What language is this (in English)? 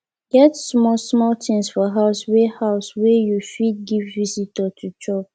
Nigerian Pidgin